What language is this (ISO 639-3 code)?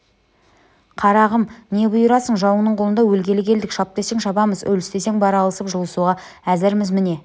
kaz